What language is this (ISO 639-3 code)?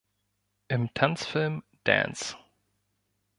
deu